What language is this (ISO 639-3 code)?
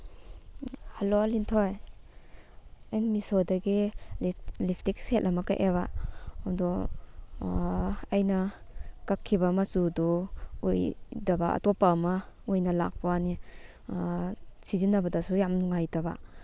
mni